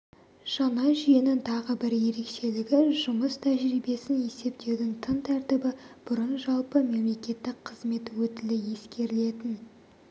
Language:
Kazakh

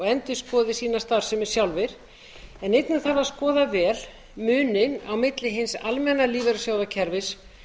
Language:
Icelandic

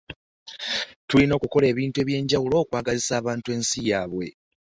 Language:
Ganda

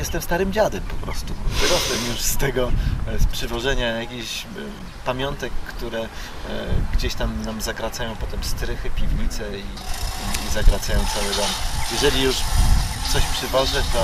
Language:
Polish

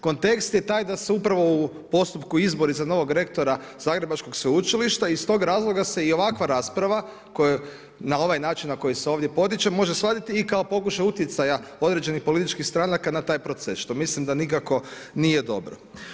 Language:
Croatian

